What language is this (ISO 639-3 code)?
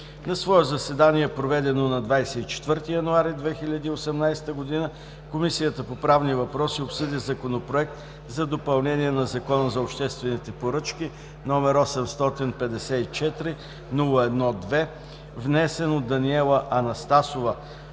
bul